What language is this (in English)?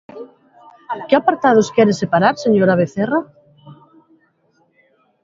Galician